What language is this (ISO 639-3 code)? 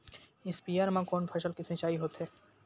hne